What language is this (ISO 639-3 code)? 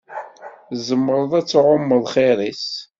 kab